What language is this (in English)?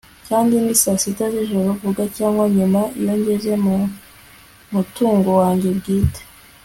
Kinyarwanda